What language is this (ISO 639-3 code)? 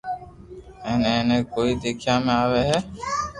lrk